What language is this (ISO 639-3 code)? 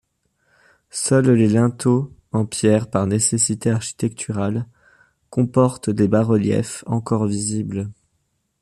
fra